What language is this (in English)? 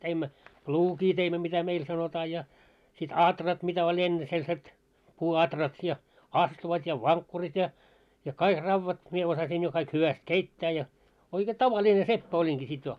Finnish